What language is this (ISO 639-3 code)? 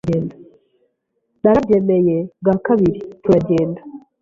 kin